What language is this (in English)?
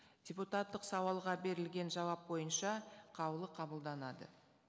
Kazakh